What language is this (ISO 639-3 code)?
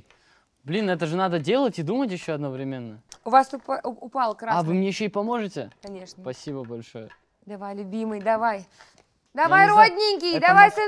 rus